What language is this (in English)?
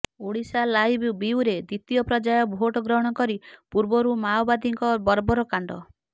Odia